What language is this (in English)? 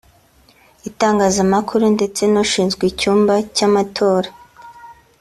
Kinyarwanda